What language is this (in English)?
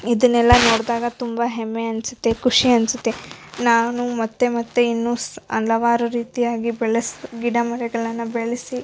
Kannada